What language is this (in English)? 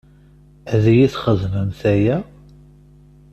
Kabyle